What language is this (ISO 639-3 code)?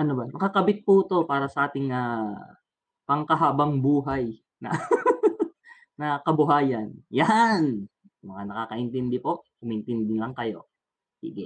fil